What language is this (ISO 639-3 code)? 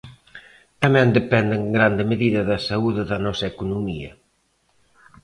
glg